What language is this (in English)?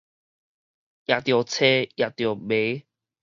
Min Nan Chinese